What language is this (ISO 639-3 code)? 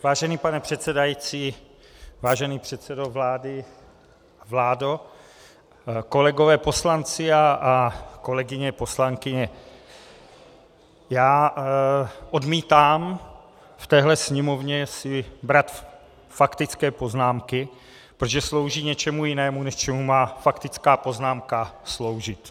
ces